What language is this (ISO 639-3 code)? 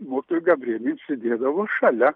lit